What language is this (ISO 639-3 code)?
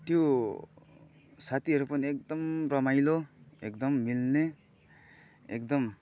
nep